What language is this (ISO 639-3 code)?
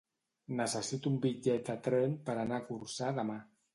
cat